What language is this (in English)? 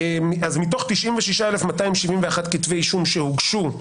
Hebrew